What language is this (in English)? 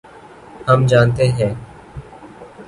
Urdu